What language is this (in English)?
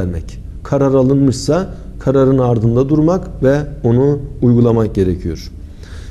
Turkish